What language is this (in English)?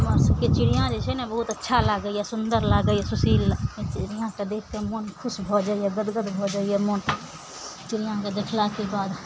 Maithili